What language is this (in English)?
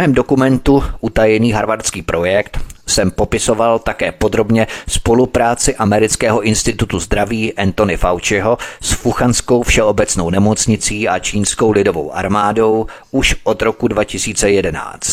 Czech